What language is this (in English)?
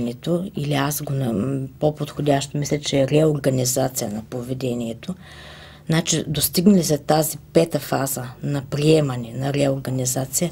Bulgarian